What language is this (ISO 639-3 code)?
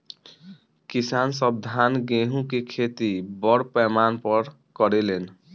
bho